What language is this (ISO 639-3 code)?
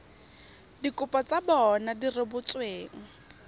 tsn